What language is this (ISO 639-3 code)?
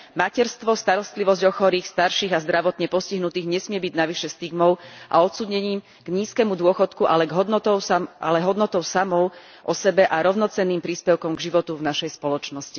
slk